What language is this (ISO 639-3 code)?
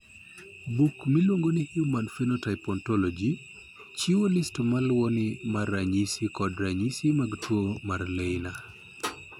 luo